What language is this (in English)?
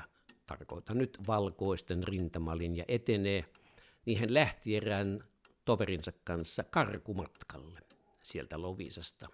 Finnish